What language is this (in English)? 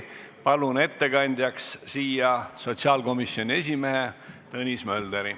Estonian